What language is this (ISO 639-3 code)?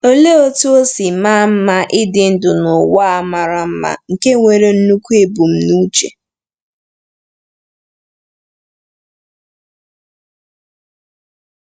ibo